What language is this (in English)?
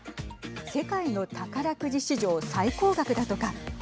Japanese